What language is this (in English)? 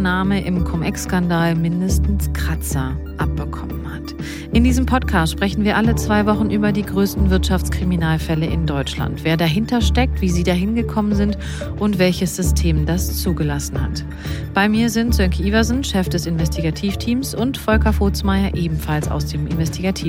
German